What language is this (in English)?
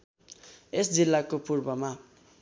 Nepali